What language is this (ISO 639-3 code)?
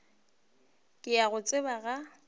nso